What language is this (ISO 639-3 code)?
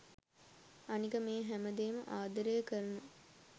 sin